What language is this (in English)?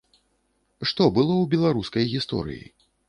Belarusian